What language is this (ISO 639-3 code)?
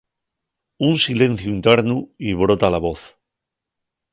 ast